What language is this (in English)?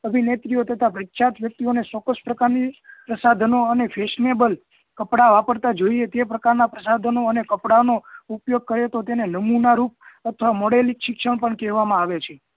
Gujarati